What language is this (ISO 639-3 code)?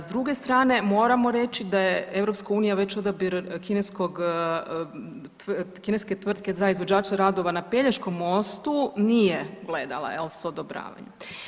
hrv